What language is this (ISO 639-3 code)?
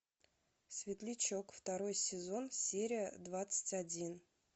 rus